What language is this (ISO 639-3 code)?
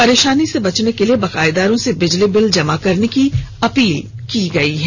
hin